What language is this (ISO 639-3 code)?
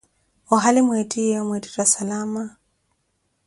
eko